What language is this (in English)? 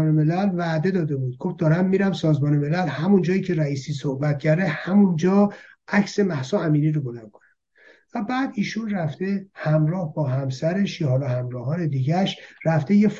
Persian